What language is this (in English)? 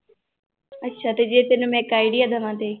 Punjabi